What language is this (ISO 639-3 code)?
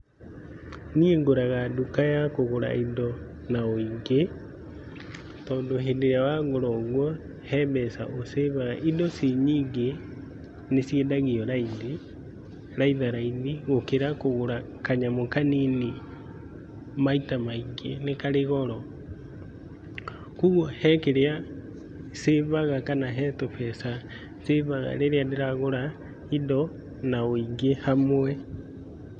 kik